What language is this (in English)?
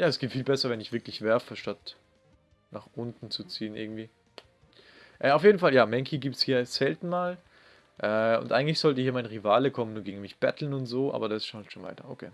German